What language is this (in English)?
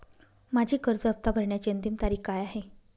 Marathi